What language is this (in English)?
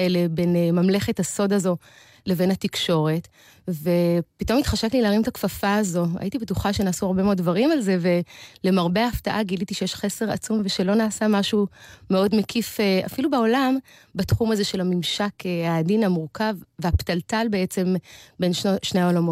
Hebrew